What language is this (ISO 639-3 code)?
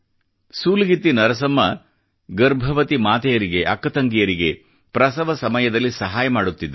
kan